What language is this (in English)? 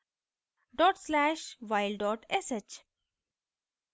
Hindi